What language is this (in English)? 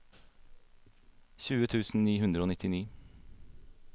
Norwegian